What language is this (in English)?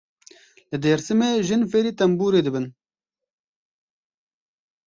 Kurdish